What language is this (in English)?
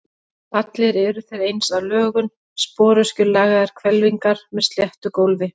Icelandic